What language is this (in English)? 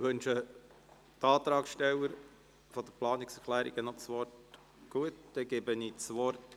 Swiss German